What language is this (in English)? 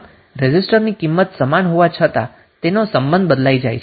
Gujarati